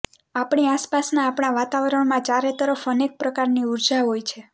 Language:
Gujarati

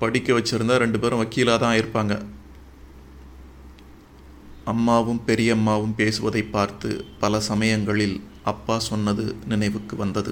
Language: Tamil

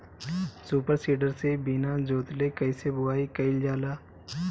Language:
Bhojpuri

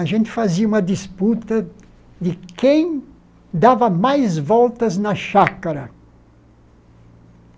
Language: Portuguese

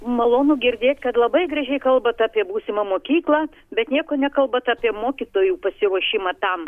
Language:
Lithuanian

